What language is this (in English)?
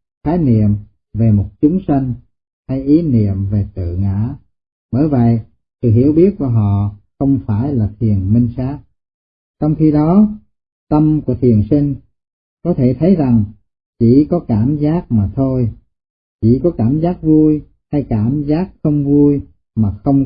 Vietnamese